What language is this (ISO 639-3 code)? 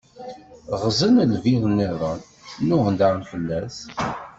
kab